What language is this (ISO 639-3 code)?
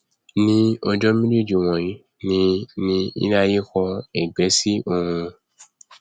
yor